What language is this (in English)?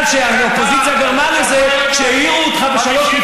Hebrew